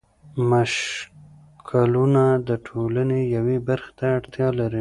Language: Pashto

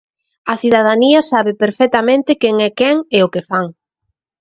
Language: Galician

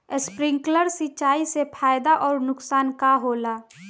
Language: Bhojpuri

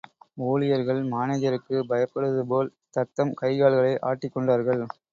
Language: Tamil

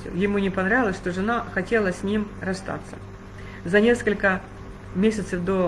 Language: Russian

